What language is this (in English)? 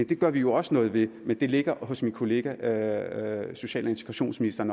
Danish